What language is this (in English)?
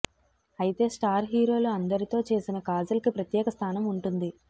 Telugu